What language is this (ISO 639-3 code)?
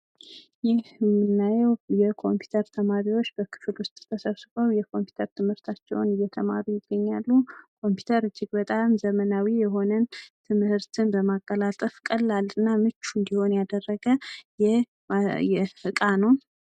amh